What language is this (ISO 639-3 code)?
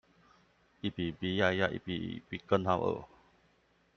zho